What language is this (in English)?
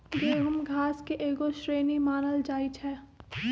Magahi